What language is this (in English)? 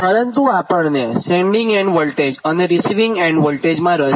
Gujarati